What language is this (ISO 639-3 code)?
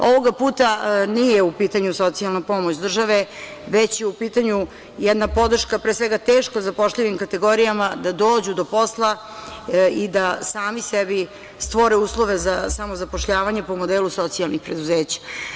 srp